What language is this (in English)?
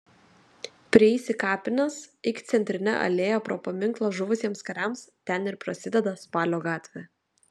Lithuanian